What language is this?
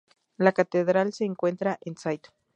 Spanish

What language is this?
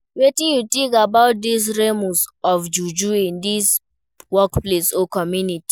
Nigerian Pidgin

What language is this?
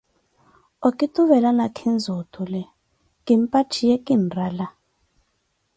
Koti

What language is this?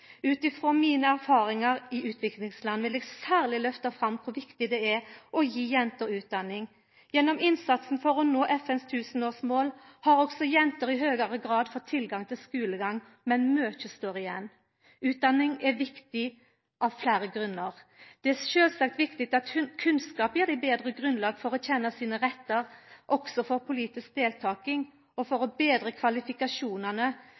Norwegian Nynorsk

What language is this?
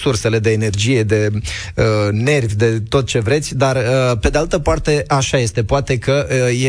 Romanian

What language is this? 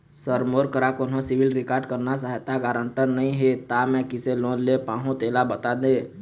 Chhattisgarhi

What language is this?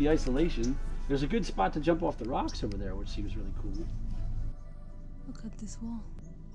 English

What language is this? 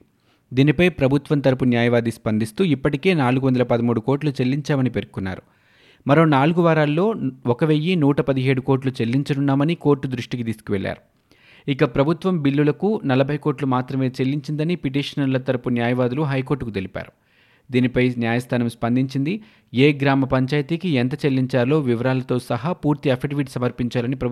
Telugu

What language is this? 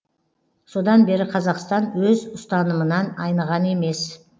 Kazakh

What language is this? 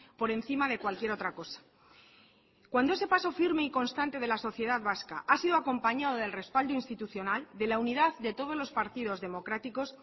Spanish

